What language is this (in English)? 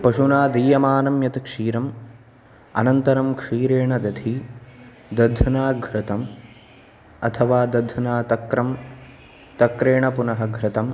Sanskrit